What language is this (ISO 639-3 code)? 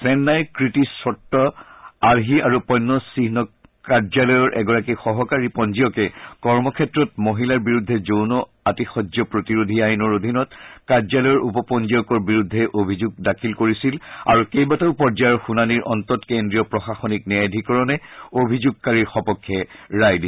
asm